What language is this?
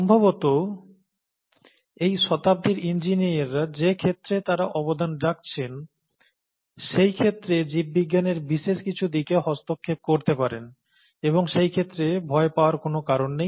Bangla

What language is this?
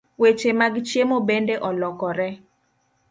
Luo (Kenya and Tanzania)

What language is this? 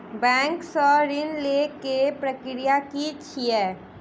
Maithili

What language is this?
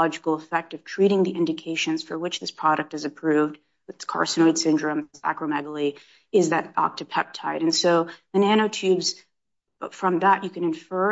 English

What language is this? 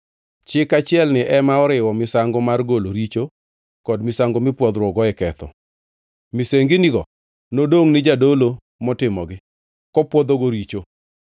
Luo (Kenya and Tanzania)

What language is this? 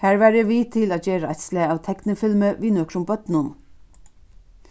Faroese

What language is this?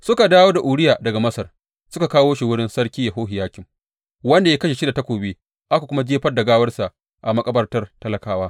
Hausa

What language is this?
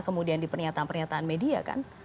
Indonesian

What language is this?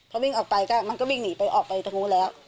Thai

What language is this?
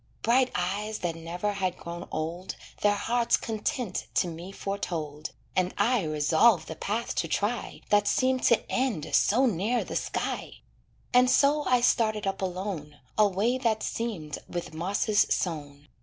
English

